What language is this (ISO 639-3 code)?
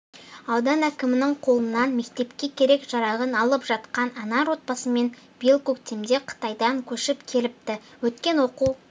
kaz